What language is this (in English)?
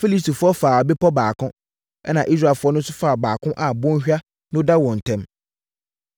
Akan